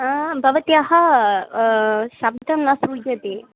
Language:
Sanskrit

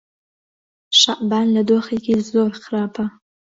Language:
Central Kurdish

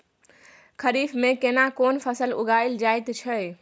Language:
Maithili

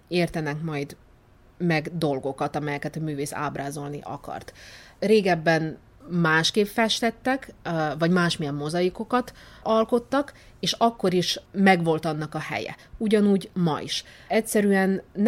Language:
Hungarian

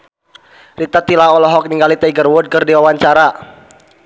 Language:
Sundanese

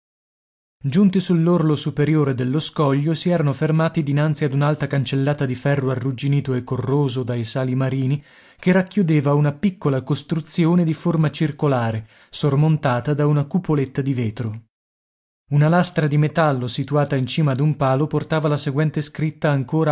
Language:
Italian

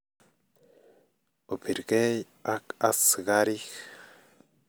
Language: Kalenjin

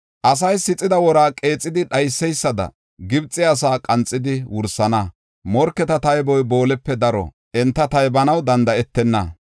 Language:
Gofa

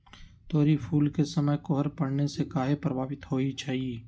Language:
Magahi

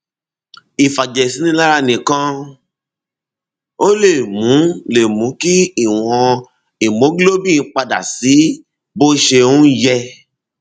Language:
Yoruba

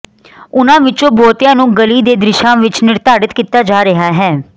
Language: Punjabi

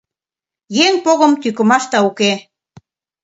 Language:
Mari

